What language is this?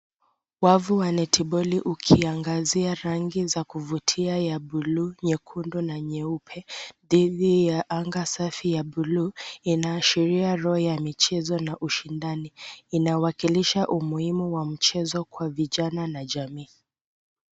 Swahili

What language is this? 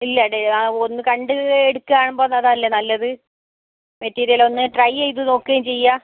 Malayalam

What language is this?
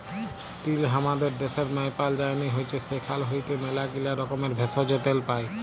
Bangla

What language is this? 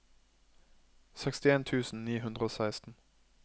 Norwegian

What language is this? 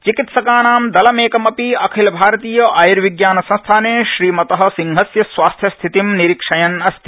Sanskrit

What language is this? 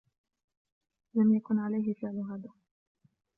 Arabic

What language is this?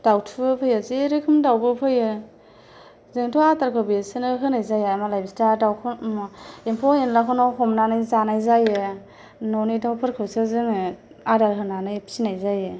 Bodo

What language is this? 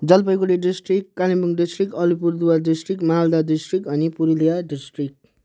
Nepali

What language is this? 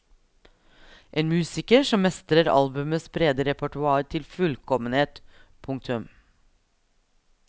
Norwegian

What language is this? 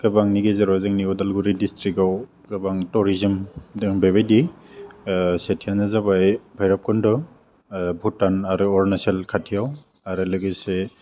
Bodo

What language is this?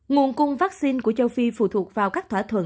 Vietnamese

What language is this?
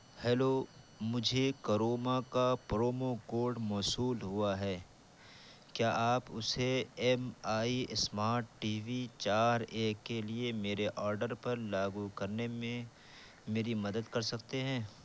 Urdu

